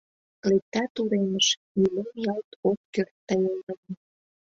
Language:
Mari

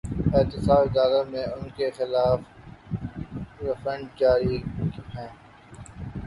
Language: Urdu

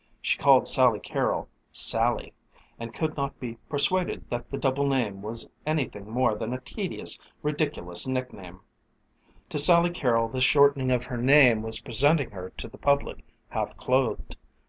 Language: English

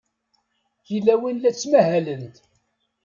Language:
Kabyle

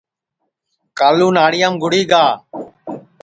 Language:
Sansi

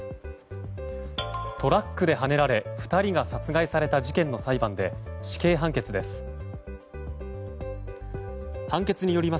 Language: Japanese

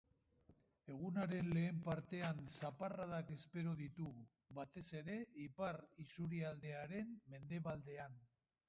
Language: Basque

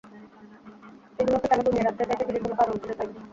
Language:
Bangla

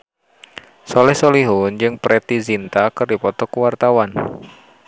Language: Sundanese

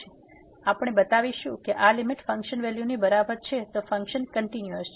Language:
Gujarati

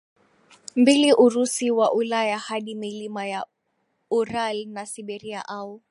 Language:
Swahili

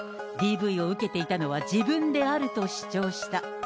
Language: Japanese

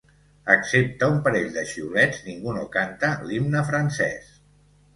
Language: Catalan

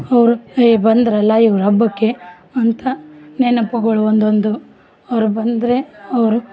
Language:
Kannada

